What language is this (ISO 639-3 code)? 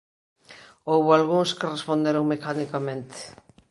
glg